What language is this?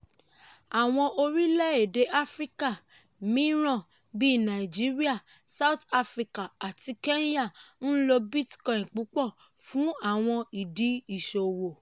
Yoruba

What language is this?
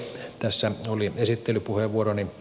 Finnish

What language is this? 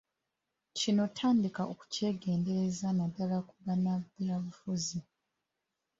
Ganda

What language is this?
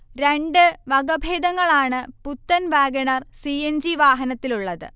Malayalam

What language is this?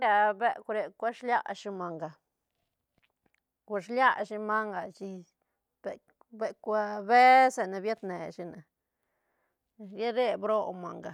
Santa Catarina Albarradas Zapotec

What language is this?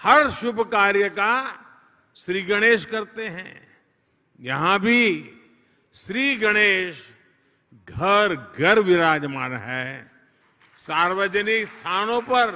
Hindi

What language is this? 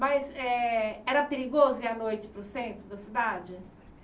Portuguese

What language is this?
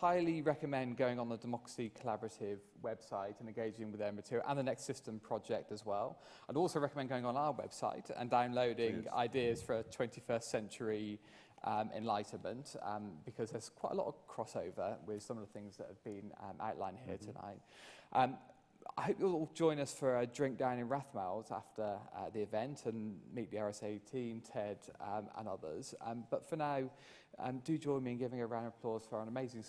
English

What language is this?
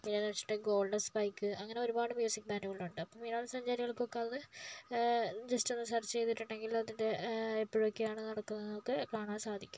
Malayalam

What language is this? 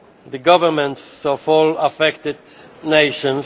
English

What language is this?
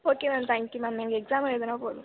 Tamil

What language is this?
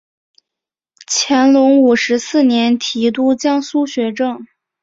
Chinese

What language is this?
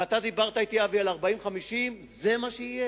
Hebrew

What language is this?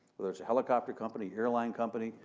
English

